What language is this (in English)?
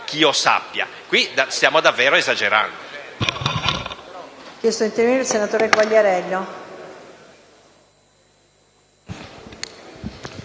Italian